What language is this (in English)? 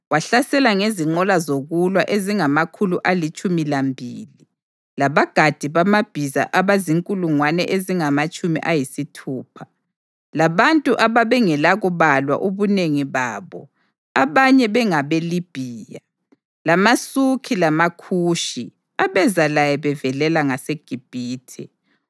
North Ndebele